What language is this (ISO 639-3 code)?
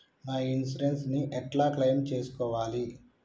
tel